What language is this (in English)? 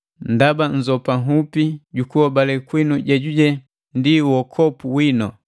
Matengo